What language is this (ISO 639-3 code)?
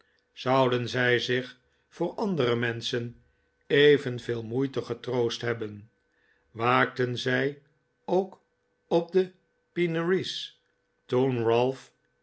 nld